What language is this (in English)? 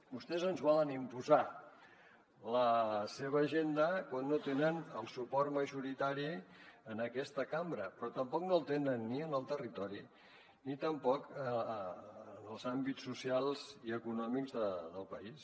Catalan